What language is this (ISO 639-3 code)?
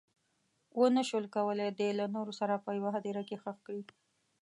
pus